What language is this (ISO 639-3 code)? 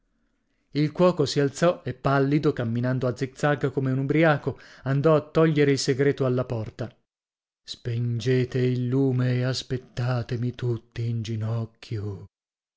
ita